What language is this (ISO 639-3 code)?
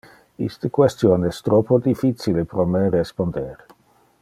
ina